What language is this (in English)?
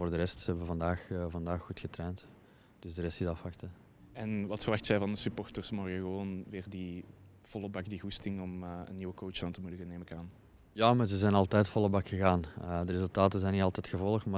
Dutch